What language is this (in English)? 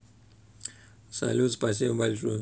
Russian